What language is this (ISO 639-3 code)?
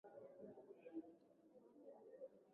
swa